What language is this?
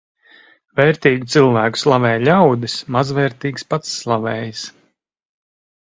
Latvian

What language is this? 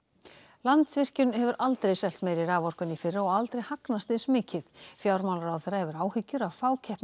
Icelandic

